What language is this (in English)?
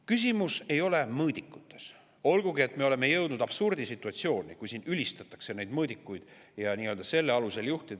Estonian